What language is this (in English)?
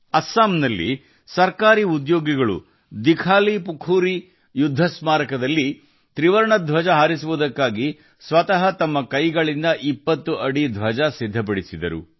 Kannada